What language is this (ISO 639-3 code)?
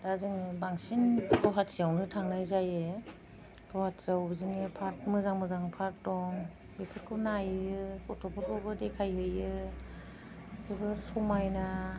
brx